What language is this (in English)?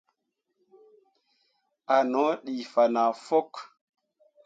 Mundang